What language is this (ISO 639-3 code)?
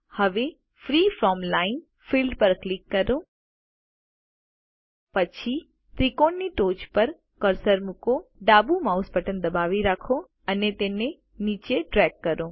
guj